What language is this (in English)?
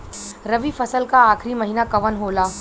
Bhojpuri